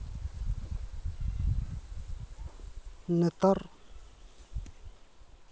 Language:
Santali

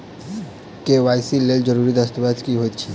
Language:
Maithili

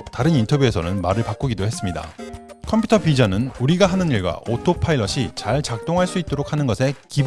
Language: Korean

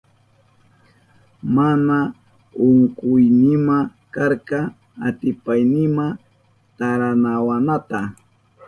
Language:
Southern Pastaza Quechua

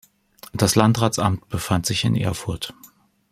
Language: German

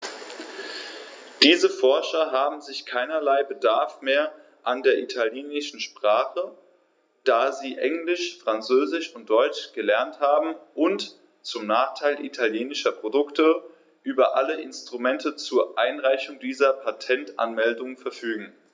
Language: German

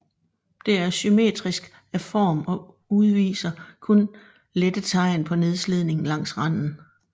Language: Danish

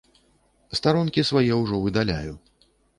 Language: Belarusian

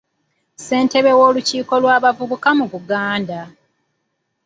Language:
Ganda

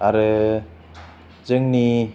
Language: Bodo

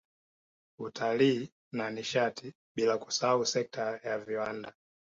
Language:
Swahili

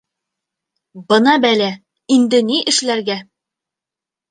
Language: Bashkir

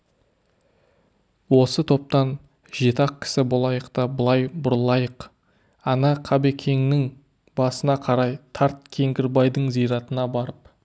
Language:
Kazakh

